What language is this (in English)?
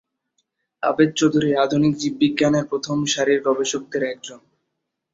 Bangla